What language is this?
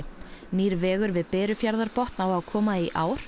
Icelandic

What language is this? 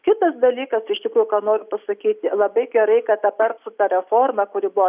Lithuanian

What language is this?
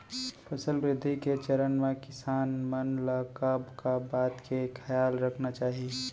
Chhattisgarhi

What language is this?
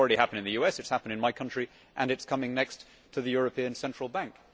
English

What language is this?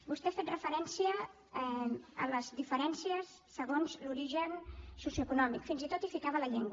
Catalan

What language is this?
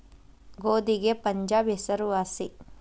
Kannada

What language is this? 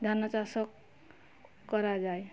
Odia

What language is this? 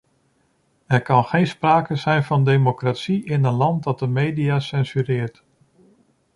Dutch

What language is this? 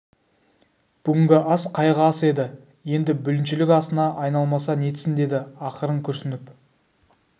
Kazakh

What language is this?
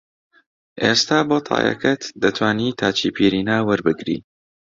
Central Kurdish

